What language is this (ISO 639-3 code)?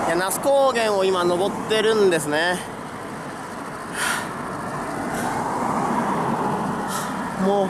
jpn